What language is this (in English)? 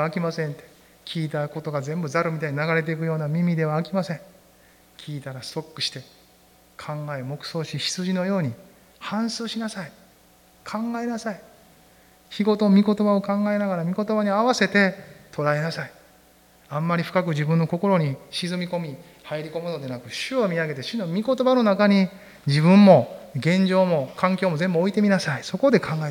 Japanese